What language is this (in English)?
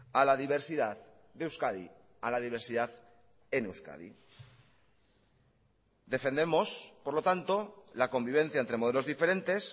Spanish